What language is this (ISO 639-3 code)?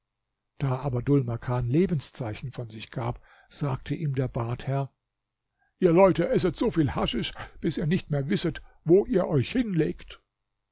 deu